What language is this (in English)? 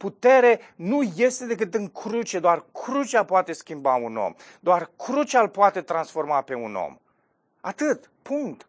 Romanian